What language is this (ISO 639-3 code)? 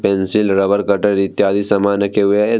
hin